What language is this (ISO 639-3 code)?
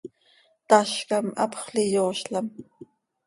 sei